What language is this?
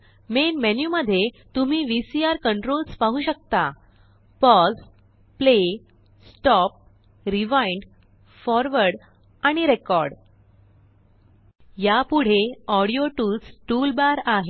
Marathi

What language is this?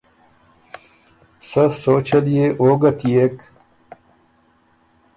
Ormuri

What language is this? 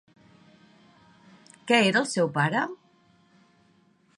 Catalan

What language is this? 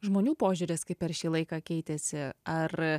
Lithuanian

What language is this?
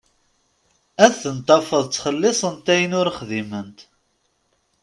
Kabyle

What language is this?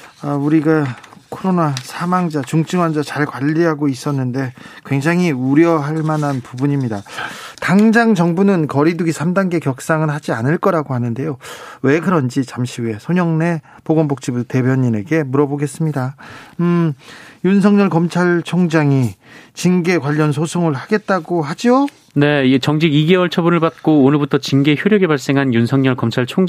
Korean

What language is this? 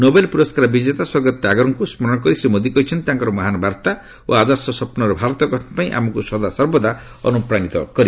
Odia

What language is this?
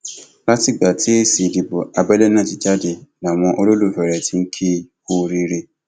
Yoruba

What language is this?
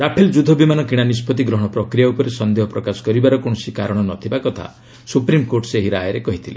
Odia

